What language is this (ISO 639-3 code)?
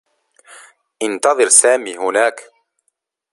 ara